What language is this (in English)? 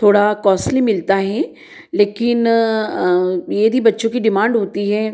Hindi